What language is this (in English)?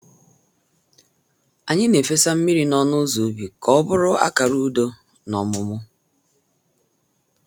Igbo